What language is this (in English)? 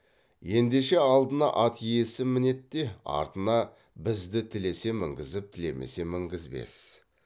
Kazakh